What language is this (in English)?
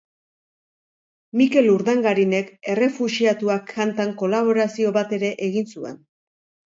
Basque